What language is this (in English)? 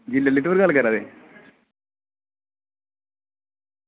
Dogri